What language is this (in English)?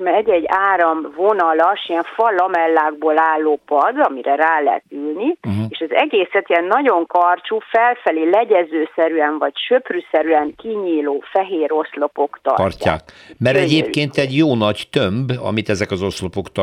Hungarian